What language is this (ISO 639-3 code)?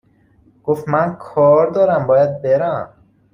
fas